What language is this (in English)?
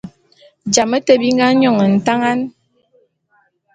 Bulu